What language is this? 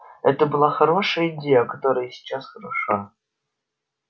Russian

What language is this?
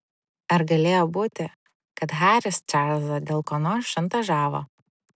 Lithuanian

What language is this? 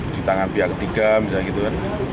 Indonesian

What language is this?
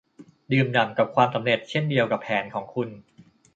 Thai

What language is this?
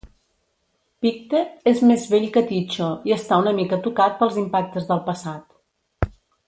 Catalan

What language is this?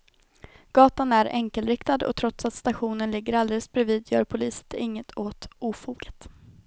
Swedish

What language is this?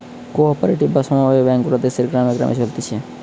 Bangla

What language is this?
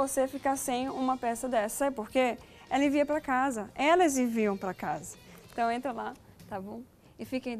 Portuguese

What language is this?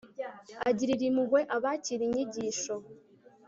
Kinyarwanda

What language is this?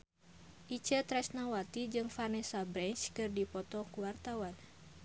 Sundanese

